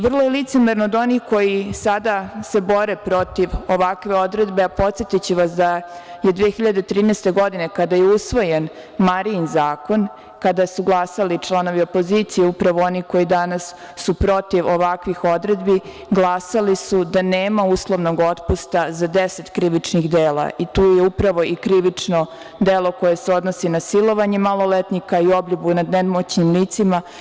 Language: Serbian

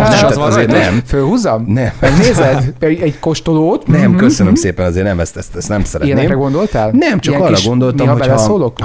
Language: Hungarian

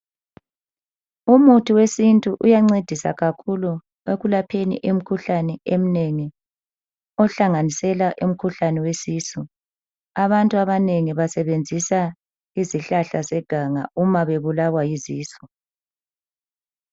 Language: North Ndebele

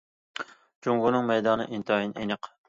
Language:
Uyghur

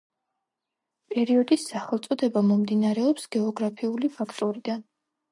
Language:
Georgian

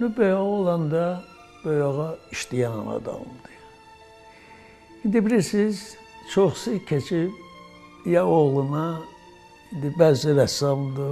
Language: Turkish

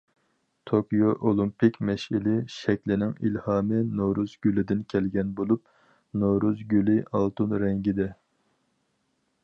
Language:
Uyghur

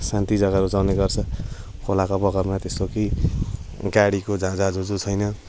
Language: Nepali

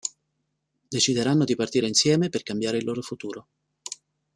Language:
Italian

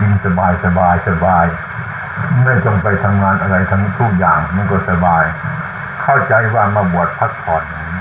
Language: Thai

